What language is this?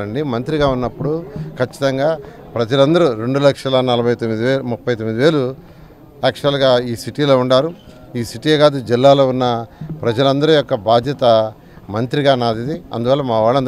Telugu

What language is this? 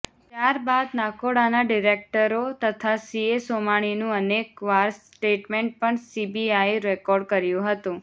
Gujarati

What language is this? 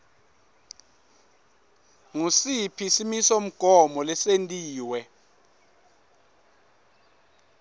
Swati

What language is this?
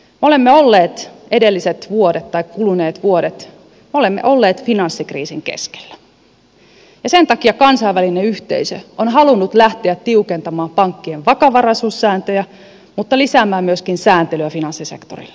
Finnish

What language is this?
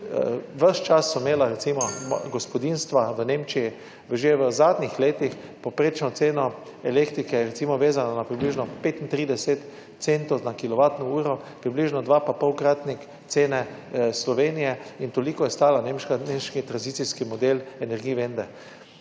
Slovenian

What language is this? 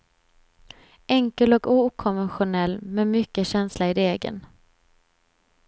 Swedish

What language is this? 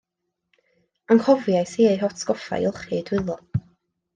Welsh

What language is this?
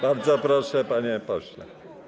Polish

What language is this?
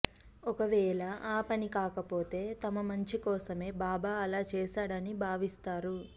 Telugu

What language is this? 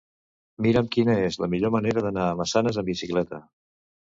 Catalan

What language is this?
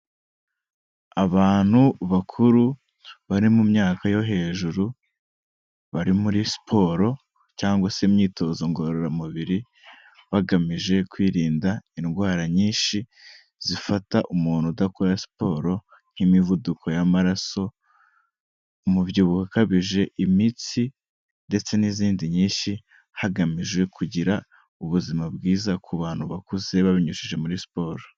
Kinyarwanda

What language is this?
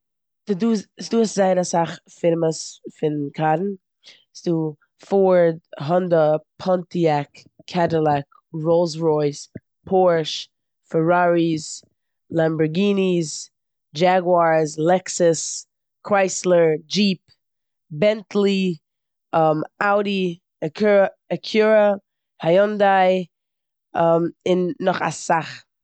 Yiddish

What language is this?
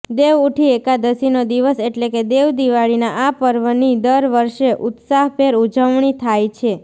Gujarati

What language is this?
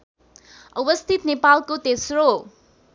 Nepali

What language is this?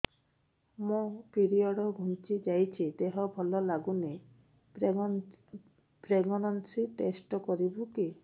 Odia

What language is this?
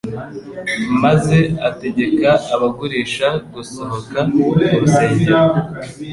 Kinyarwanda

